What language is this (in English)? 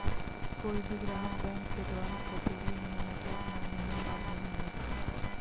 Hindi